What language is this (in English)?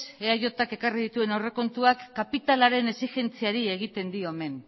Basque